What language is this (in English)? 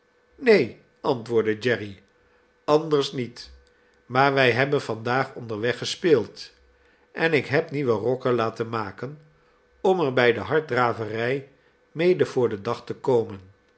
Dutch